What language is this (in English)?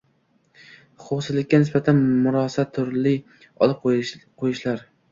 Uzbek